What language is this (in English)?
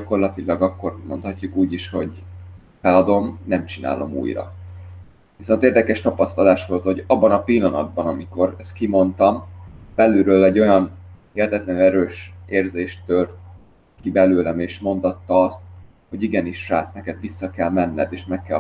Hungarian